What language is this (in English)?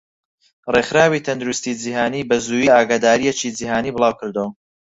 Central Kurdish